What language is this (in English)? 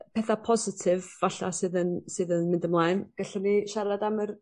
Welsh